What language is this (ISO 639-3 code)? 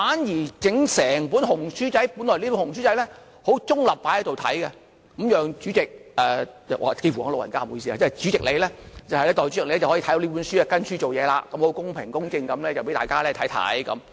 yue